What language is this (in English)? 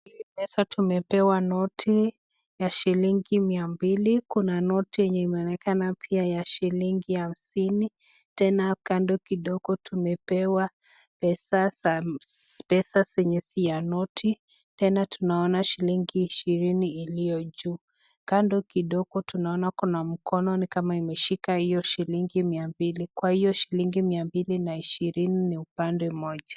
Swahili